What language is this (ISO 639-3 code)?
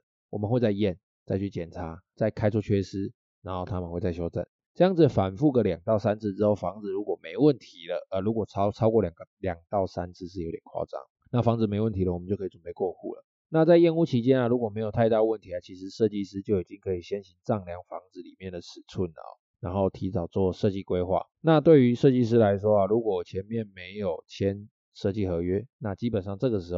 zho